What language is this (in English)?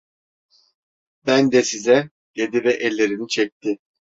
Turkish